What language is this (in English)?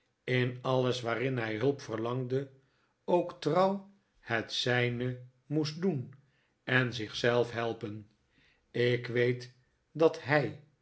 Dutch